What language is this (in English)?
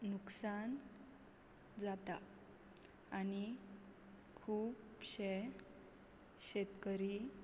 Konkani